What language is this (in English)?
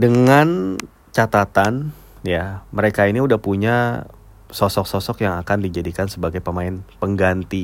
Indonesian